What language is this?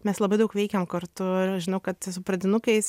Lithuanian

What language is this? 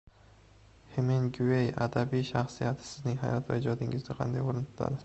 Uzbek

